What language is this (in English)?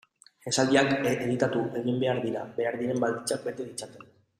Basque